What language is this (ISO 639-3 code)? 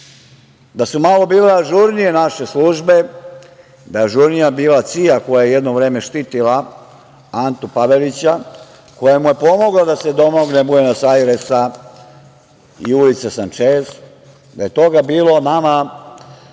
srp